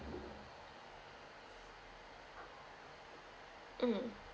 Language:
English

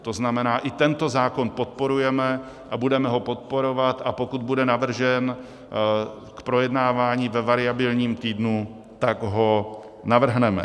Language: Czech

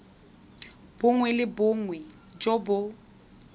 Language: Tswana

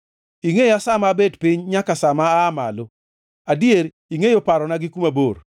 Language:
Luo (Kenya and Tanzania)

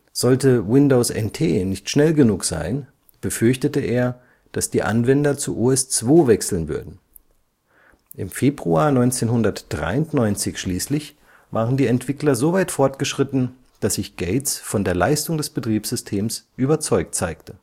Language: German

